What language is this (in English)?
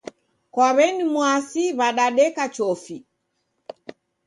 Taita